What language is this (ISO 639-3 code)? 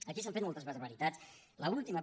cat